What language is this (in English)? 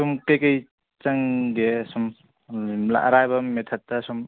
Manipuri